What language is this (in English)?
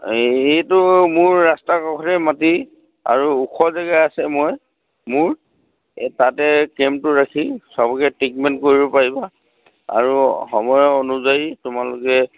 Assamese